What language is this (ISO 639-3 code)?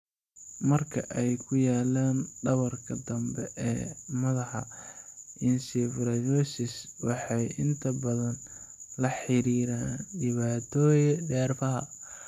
som